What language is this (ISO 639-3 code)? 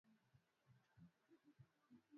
swa